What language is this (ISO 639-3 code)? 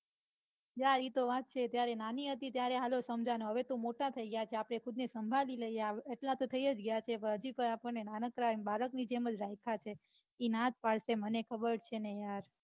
guj